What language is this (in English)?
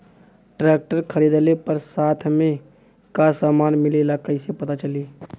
Bhojpuri